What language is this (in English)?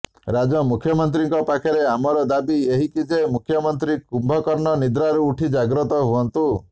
Odia